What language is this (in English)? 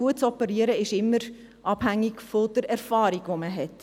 Swiss German